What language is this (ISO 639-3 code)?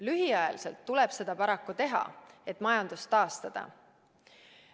est